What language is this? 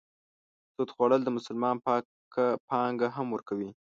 Pashto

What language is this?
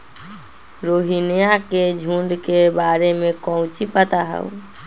Magahi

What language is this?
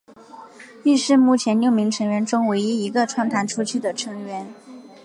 Chinese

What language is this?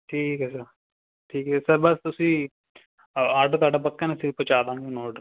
Punjabi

